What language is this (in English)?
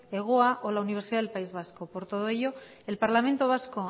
Spanish